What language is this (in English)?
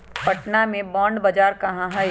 Magahi